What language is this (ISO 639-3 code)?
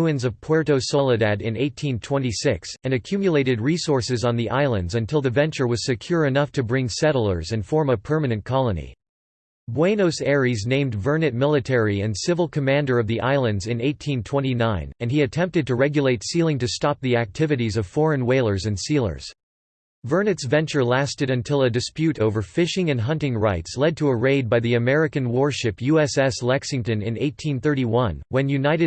eng